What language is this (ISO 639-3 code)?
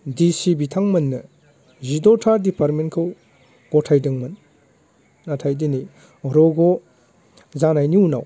brx